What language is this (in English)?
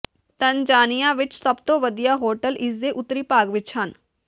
Punjabi